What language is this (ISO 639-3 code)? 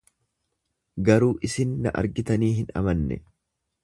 orm